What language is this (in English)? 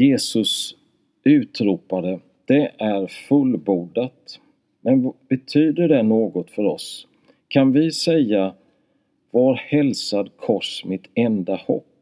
Swedish